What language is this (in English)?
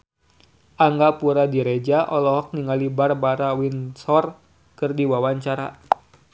Sundanese